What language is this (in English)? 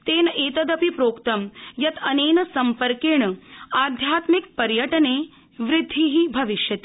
Sanskrit